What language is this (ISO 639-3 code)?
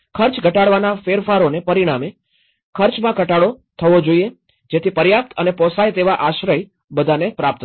guj